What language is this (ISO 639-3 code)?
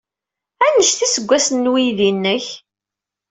kab